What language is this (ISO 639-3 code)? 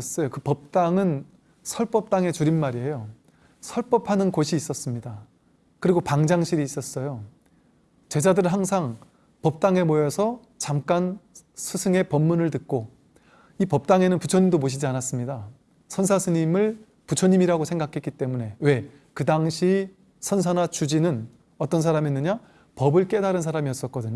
kor